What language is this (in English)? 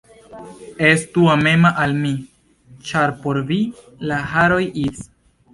Esperanto